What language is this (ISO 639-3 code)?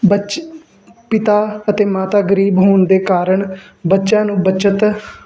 pan